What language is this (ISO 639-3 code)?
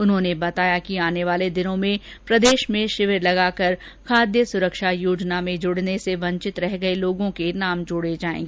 hin